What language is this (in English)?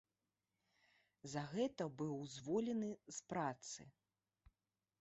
Belarusian